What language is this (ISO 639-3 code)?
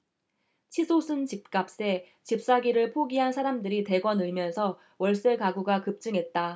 kor